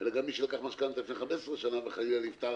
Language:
Hebrew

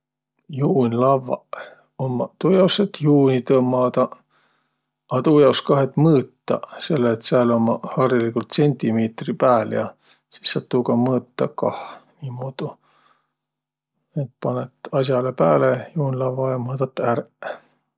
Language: Võro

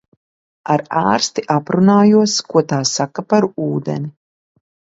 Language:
Latvian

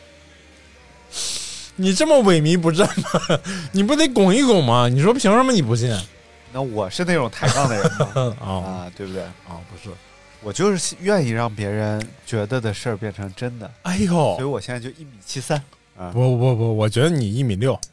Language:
Chinese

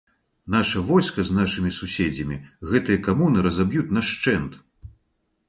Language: Belarusian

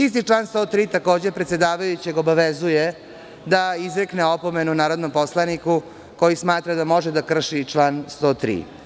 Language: Serbian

